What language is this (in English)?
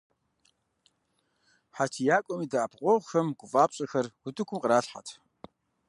Kabardian